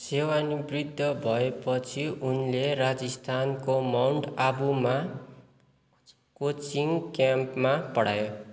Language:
Nepali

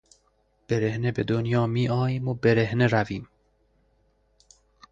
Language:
Persian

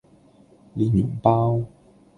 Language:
Cantonese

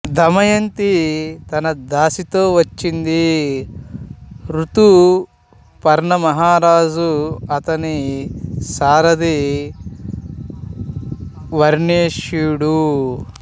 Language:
Telugu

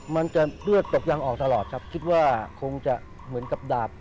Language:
Thai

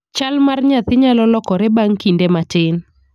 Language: Luo (Kenya and Tanzania)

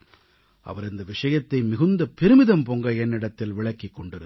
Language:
Tamil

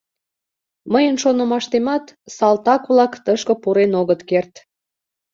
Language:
Mari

